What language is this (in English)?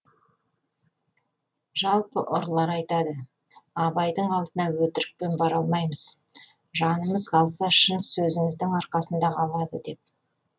Kazakh